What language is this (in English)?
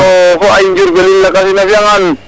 Serer